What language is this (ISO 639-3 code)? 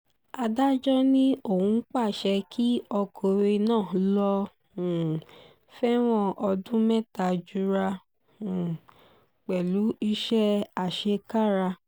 yor